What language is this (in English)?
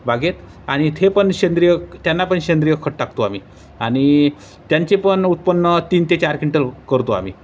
Marathi